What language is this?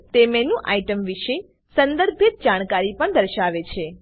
Gujarati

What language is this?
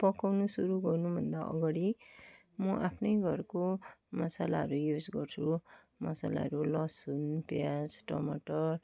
Nepali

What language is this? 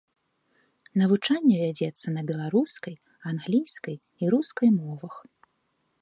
Belarusian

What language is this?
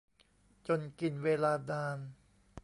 Thai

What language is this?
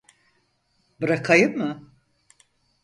Turkish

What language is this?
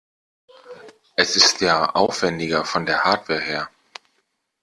German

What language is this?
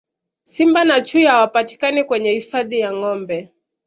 Swahili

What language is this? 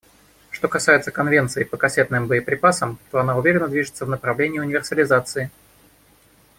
Russian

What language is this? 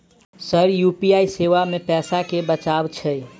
Maithili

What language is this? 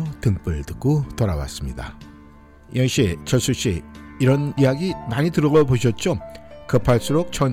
Korean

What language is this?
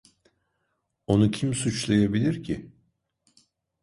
Turkish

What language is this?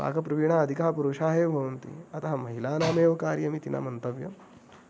Sanskrit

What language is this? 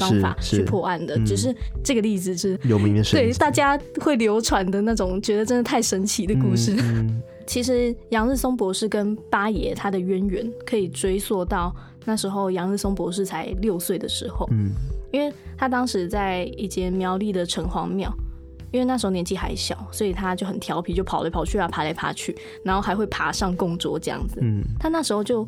Chinese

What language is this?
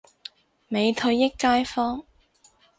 Cantonese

